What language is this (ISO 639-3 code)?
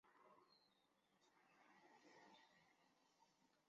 zho